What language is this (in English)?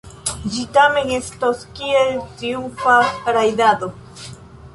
Esperanto